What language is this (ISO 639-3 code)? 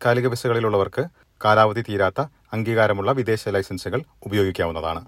mal